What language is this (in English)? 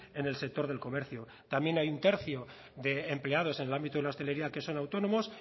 Spanish